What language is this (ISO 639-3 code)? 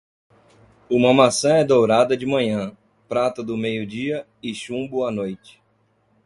por